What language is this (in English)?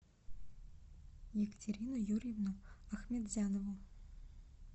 Russian